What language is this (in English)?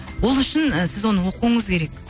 Kazakh